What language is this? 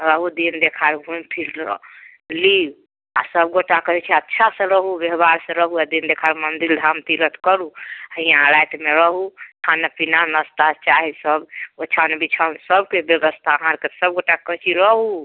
Maithili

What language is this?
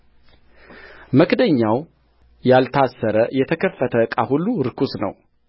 Amharic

